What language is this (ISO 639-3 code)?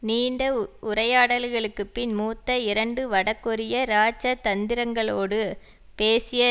tam